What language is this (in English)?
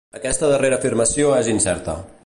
Catalan